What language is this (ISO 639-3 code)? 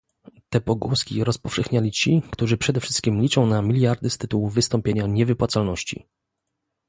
pol